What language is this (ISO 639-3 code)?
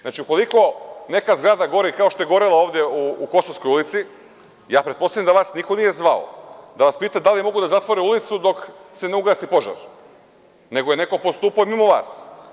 srp